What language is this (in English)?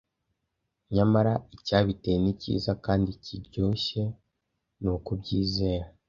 Kinyarwanda